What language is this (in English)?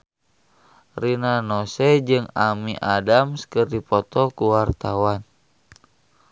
Sundanese